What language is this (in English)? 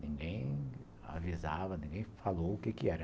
Portuguese